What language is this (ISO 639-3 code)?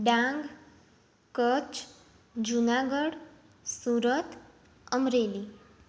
guj